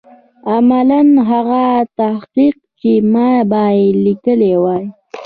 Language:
Pashto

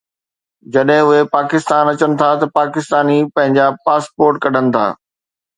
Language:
Sindhi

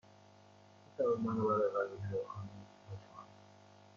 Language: Persian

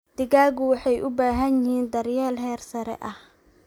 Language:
Somali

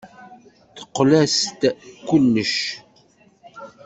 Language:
Kabyle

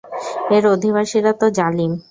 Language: Bangla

